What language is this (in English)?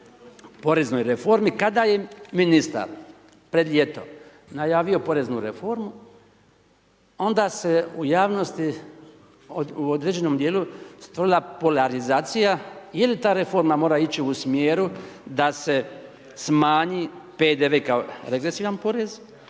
Croatian